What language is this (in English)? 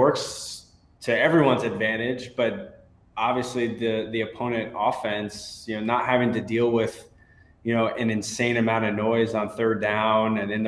English